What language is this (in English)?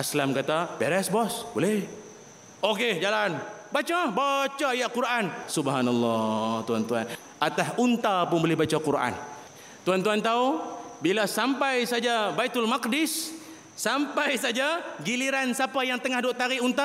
Malay